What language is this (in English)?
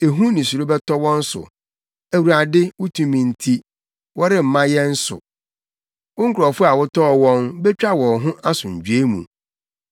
Akan